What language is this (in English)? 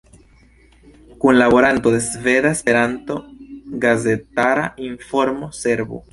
Esperanto